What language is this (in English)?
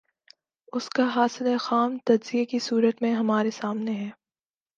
Urdu